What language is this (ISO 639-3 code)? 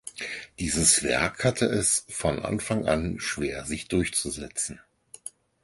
deu